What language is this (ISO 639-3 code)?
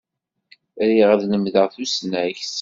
kab